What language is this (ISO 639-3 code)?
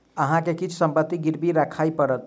mai